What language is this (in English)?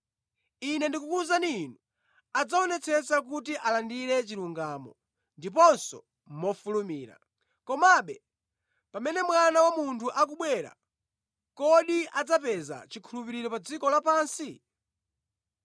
Nyanja